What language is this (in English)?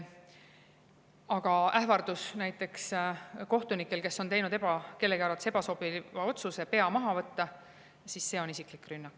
Estonian